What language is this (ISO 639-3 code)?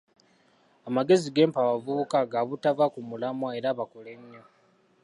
lug